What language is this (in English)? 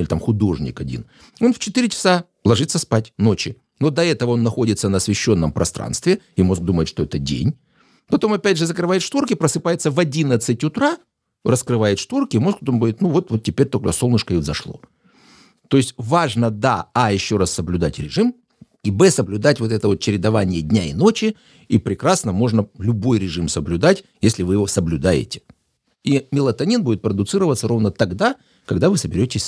Russian